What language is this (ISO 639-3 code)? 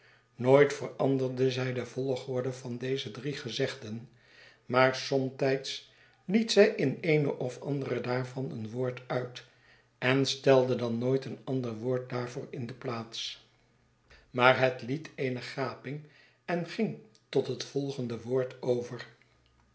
nld